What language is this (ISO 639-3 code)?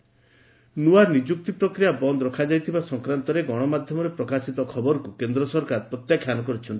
ori